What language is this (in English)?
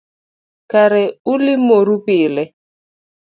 Luo (Kenya and Tanzania)